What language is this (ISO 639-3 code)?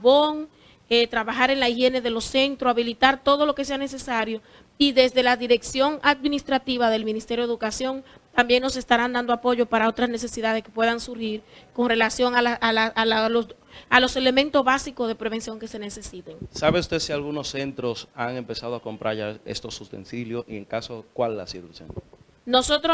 spa